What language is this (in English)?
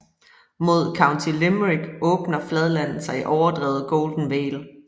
Danish